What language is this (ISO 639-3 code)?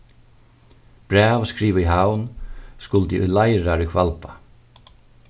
fao